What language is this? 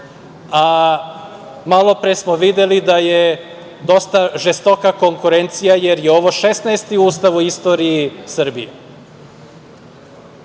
Serbian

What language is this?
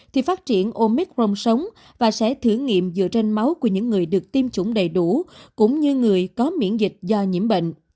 Vietnamese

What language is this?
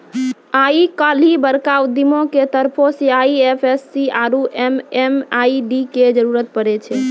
Maithili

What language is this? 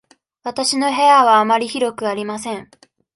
Japanese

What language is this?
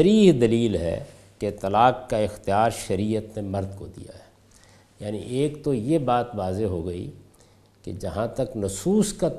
Urdu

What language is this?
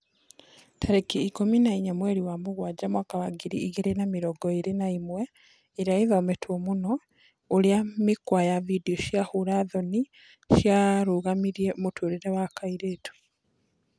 Kikuyu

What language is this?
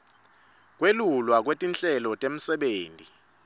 Swati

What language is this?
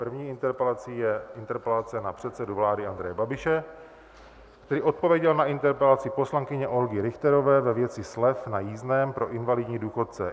Czech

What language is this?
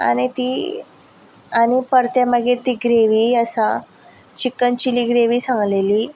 Konkani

